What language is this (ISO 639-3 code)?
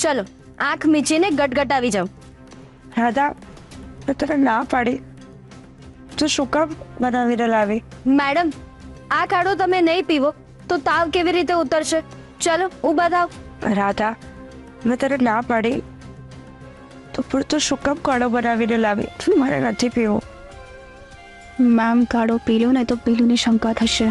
guj